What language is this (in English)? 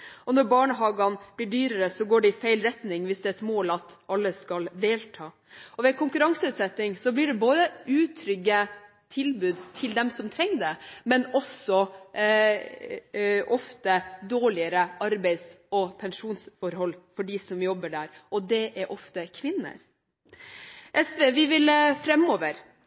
Norwegian Bokmål